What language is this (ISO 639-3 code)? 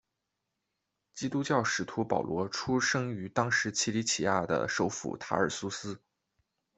zho